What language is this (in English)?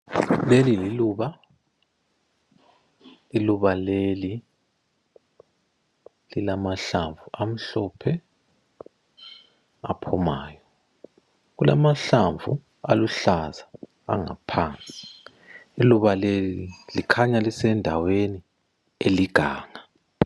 North Ndebele